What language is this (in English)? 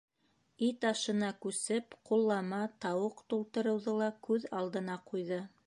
Bashkir